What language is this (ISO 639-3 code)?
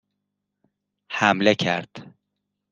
fas